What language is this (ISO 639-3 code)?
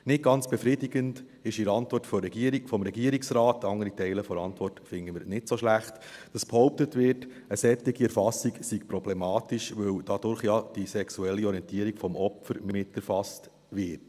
gsw